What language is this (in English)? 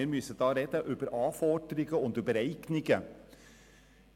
Swiss German